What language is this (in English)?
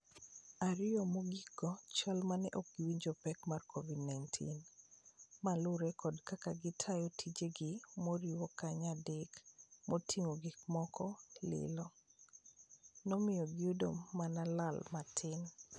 Luo (Kenya and Tanzania)